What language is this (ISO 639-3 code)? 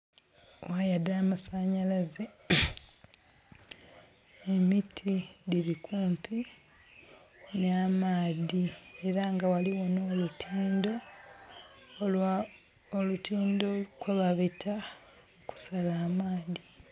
xog